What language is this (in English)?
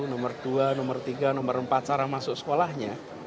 Indonesian